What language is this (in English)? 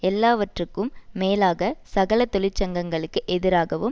Tamil